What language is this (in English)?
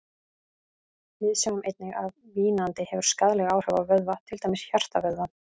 Icelandic